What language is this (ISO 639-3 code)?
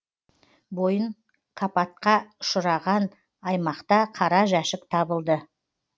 kaz